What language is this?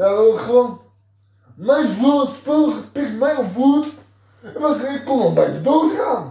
Dutch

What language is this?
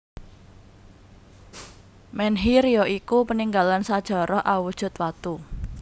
Javanese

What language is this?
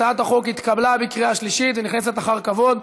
Hebrew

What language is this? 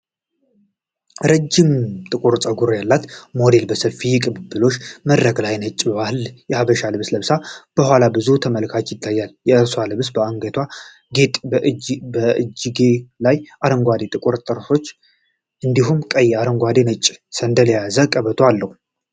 Amharic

